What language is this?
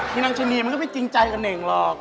Thai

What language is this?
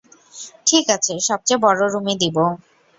Bangla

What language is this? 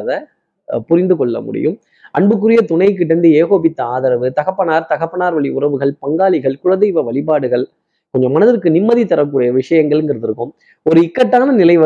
Tamil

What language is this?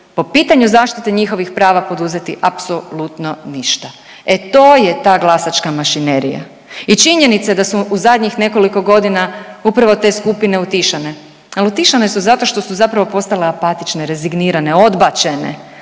Croatian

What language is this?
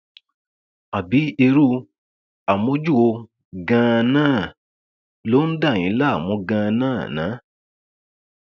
Yoruba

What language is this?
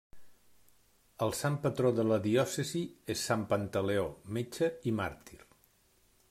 Catalan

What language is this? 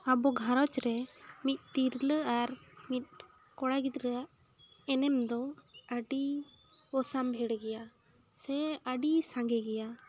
Santali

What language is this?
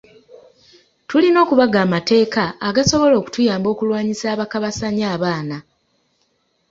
Ganda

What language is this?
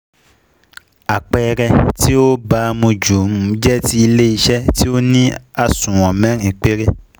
Yoruba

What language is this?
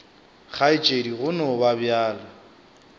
Northern Sotho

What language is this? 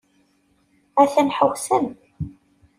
Kabyle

